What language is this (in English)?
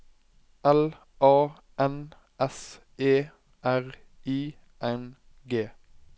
Norwegian